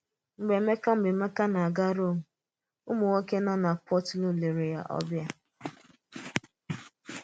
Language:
Igbo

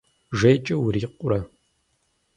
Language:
Kabardian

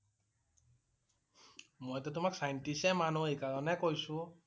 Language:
Assamese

